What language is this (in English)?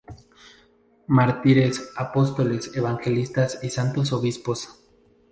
Spanish